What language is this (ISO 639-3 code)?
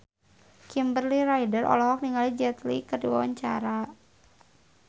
sun